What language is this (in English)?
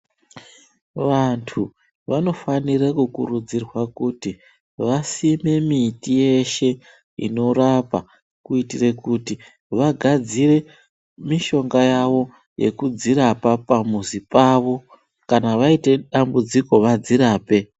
Ndau